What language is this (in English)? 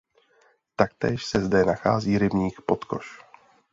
Czech